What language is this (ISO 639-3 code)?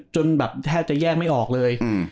tha